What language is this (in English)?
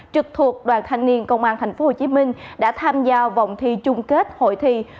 Vietnamese